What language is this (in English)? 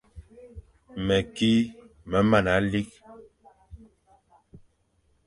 Fang